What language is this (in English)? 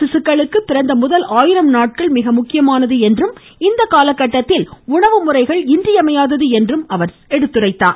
Tamil